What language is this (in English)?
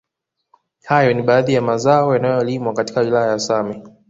Swahili